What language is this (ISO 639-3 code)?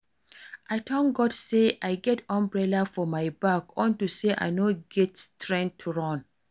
pcm